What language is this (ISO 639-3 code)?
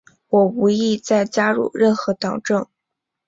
zho